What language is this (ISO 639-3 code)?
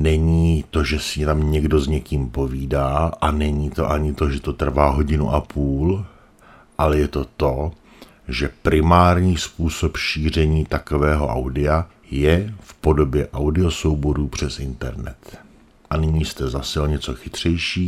ces